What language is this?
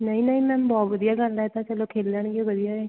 Punjabi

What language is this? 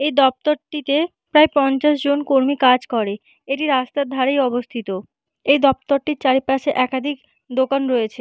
Bangla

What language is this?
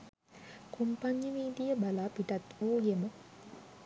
Sinhala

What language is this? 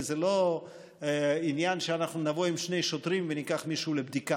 Hebrew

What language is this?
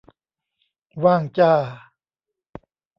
Thai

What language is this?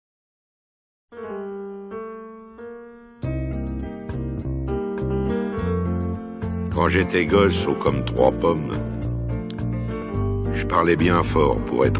French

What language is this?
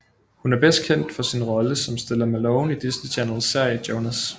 Danish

